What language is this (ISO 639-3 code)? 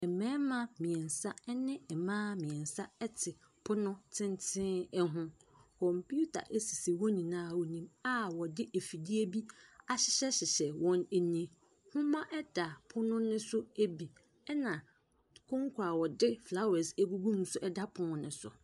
aka